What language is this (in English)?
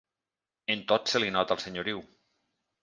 Catalan